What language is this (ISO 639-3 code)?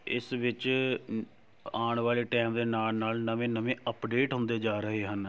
pan